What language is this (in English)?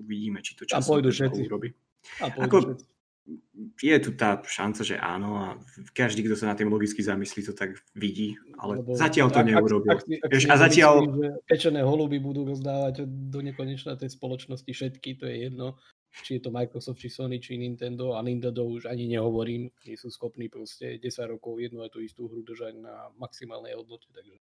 Slovak